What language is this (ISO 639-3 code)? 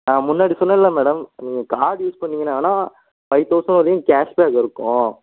tam